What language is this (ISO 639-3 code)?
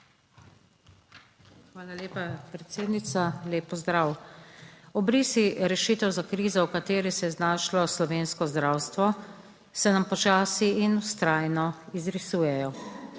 slv